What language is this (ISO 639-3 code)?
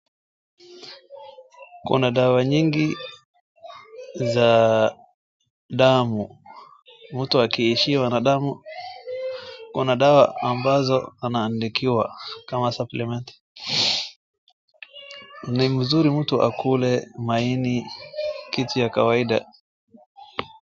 swa